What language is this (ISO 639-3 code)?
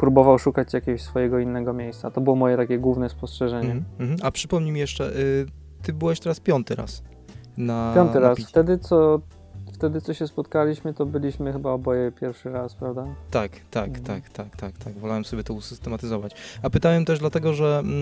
pol